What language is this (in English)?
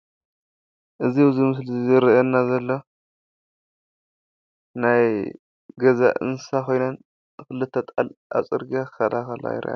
Tigrinya